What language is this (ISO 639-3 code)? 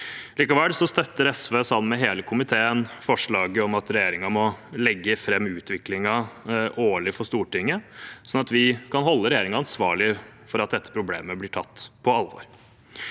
nor